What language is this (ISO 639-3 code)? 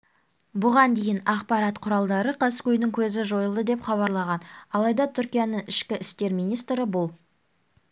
kaz